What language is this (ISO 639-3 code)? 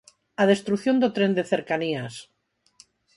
glg